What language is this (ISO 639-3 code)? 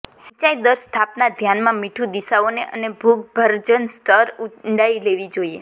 guj